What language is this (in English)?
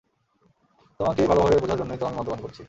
Bangla